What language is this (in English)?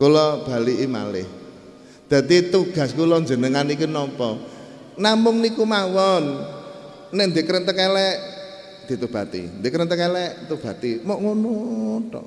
Indonesian